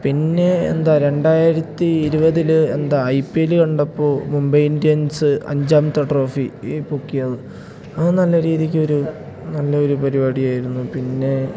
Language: Malayalam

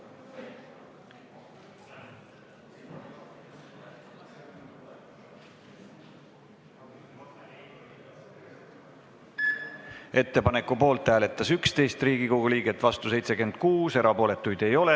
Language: Estonian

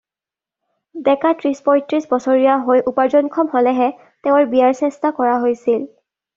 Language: Assamese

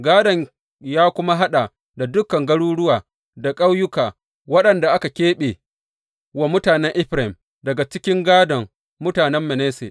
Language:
Hausa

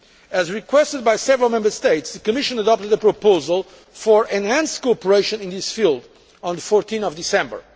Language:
English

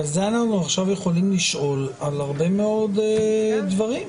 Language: Hebrew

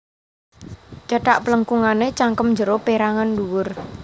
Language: Javanese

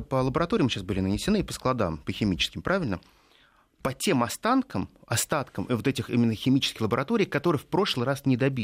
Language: Russian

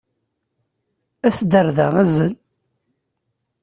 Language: Kabyle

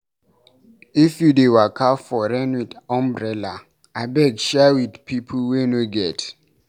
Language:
Nigerian Pidgin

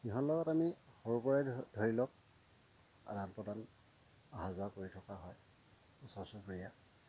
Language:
Assamese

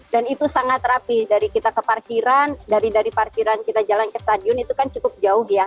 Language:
Indonesian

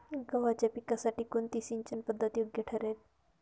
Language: Marathi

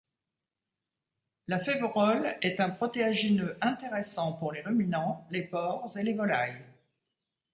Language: French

